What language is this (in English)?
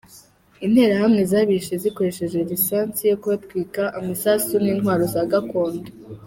Kinyarwanda